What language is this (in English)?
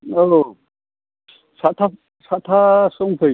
Bodo